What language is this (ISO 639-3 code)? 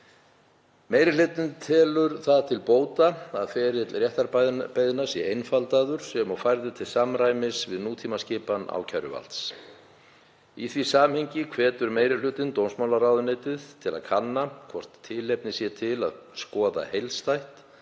isl